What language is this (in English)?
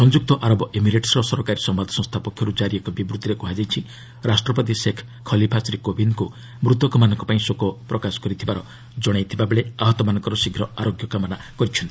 Odia